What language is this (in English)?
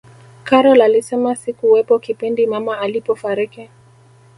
Swahili